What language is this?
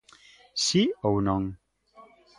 Galician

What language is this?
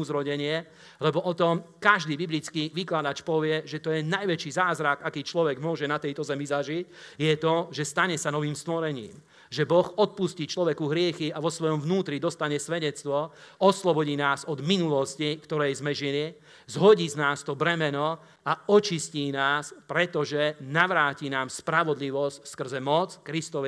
Slovak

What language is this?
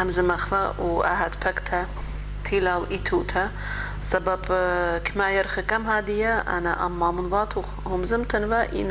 Arabic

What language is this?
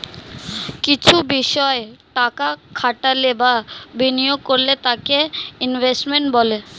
Bangla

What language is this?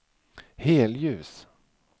Swedish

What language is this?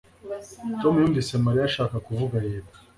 Kinyarwanda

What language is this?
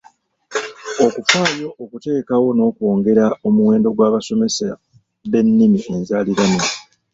Ganda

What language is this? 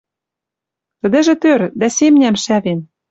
Western Mari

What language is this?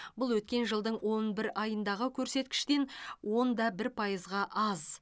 Kazakh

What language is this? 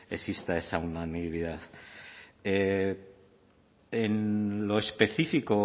Spanish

